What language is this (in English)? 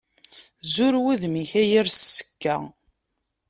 Kabyle